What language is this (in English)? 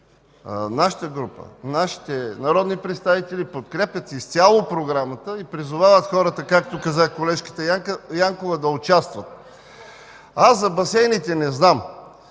Bulgarian